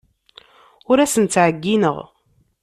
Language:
Kabyle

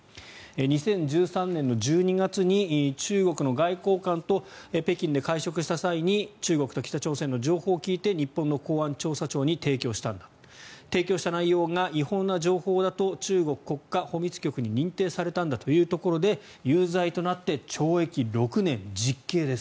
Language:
Japanese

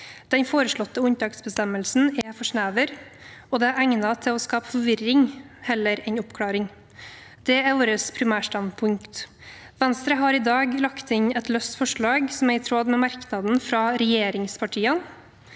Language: Norwegian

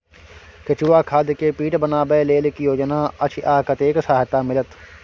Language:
Maithili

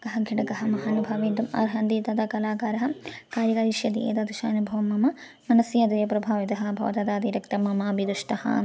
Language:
Sanskrit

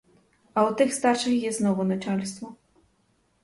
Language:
Ukrainian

